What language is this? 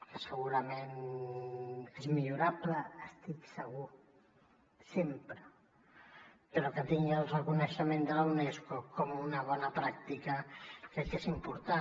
Catalan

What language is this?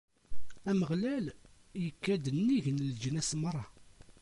Kabyle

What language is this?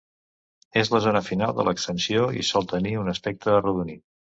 Catalan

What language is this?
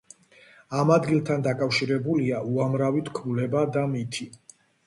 Georgian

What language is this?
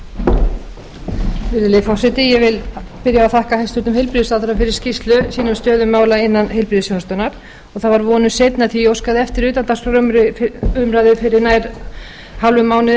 Icelandic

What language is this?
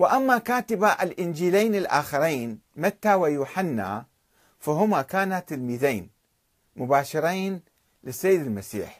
Arabic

